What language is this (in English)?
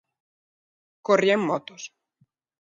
Galician